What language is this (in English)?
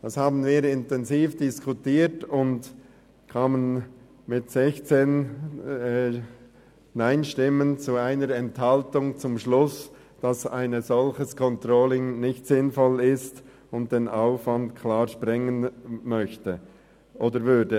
Swiss German